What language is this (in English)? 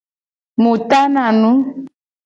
Gen